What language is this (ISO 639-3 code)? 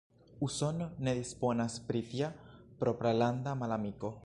epo